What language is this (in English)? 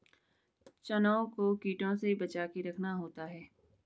Hindi